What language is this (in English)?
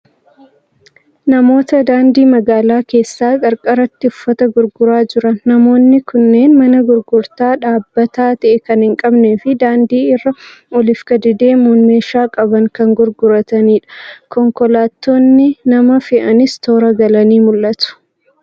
Oromo